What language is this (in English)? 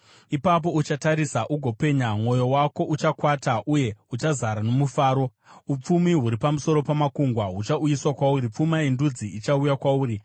Shona